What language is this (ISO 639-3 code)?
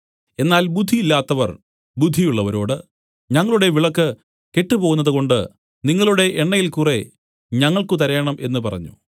mal